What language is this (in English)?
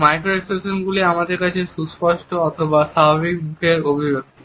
Bangla